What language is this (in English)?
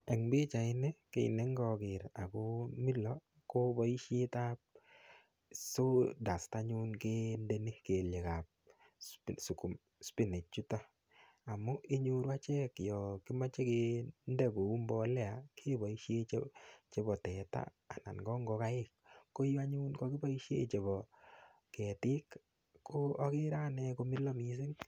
Kalenjin